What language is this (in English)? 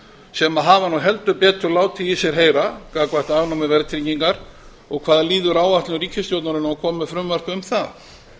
Icelandic